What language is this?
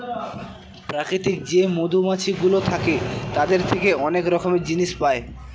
Bangla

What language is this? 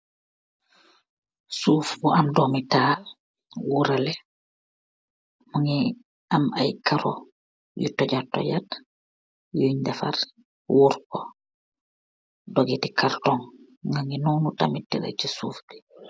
Wolof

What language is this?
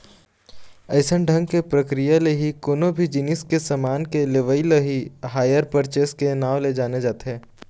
Chhattisgarhi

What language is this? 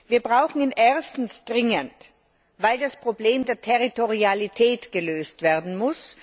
German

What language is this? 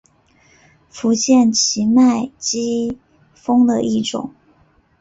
Chinese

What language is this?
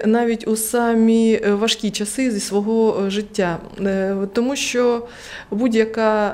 Ukrainian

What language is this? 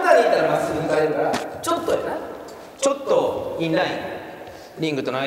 Japanese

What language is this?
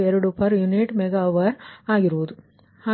Kannada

